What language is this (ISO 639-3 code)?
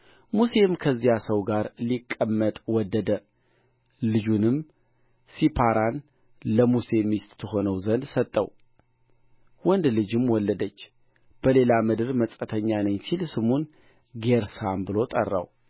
amh